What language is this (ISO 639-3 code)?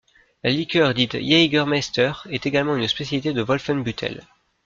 fra